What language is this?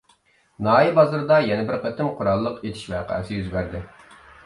Uyghur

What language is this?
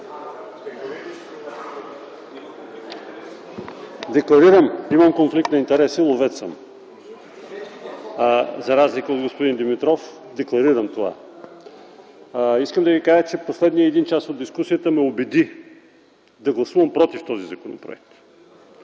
Bulgarian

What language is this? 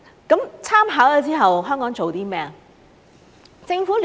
Cantonese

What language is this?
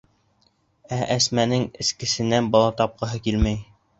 Bashkir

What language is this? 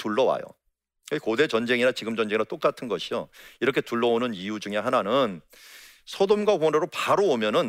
Korean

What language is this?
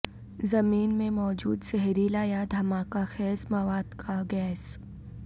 Urdu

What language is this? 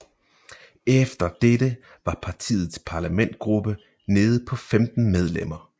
Danish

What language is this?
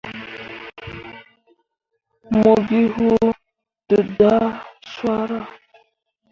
Mundang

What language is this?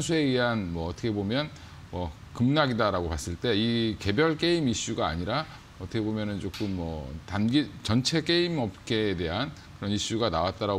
Korean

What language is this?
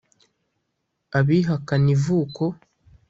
Kinyarwanda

